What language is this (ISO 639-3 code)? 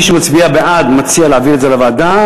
heb